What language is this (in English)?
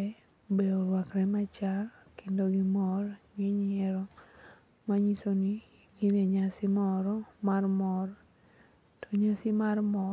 Luo (Kenya and Tanzania)